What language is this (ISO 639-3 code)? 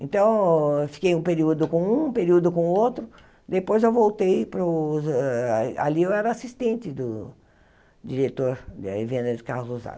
por